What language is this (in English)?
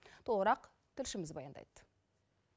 Kazakh